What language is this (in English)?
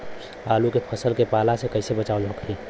Bhojpuri